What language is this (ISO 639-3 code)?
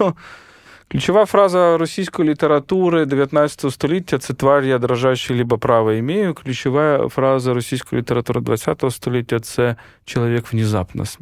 ukr